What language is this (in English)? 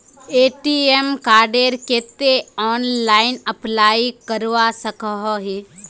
Magahi